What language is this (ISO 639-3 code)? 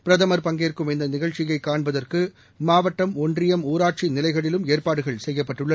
tam